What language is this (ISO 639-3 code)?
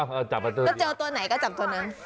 tha